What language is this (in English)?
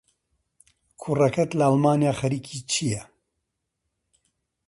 Central Kurdish